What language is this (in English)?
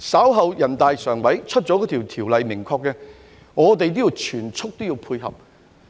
Cantonese